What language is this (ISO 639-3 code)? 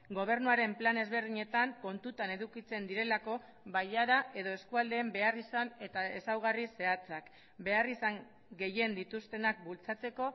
eus